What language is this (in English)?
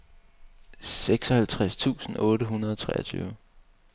Danish